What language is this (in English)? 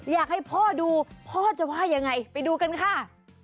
Thai